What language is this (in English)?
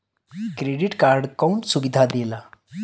Bhojpuri